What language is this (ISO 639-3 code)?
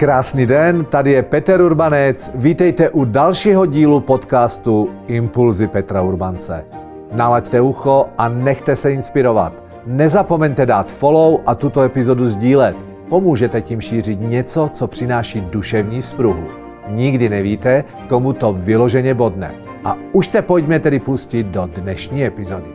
ces